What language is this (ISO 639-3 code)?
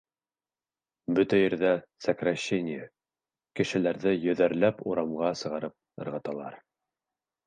bak